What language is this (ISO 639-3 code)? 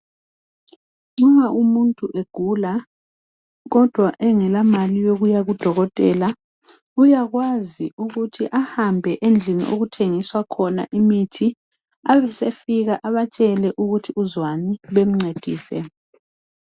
nde